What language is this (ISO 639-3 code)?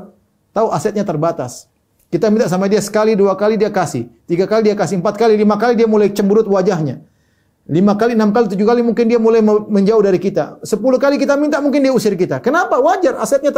ind